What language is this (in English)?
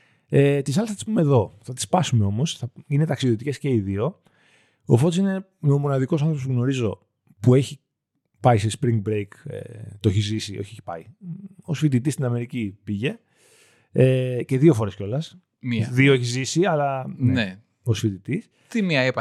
Greek